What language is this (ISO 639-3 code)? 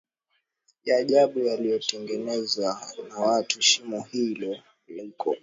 swa